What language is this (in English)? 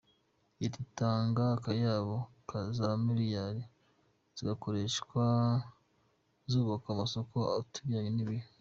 Kinyarwanda